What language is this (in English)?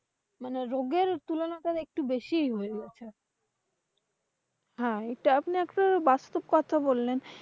Bangla